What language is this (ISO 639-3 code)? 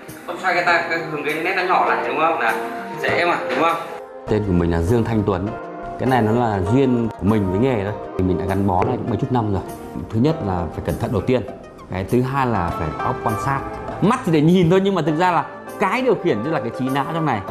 vie